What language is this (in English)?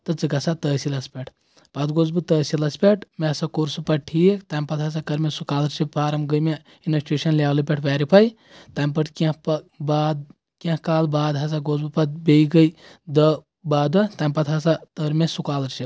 Kashmiri